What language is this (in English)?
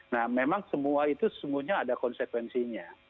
Indonesian